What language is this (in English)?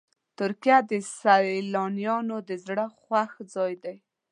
Pashto